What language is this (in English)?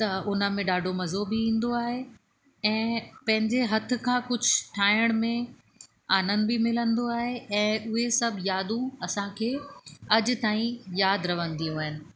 Sindhi